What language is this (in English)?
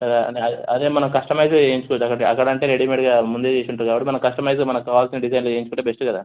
Telugu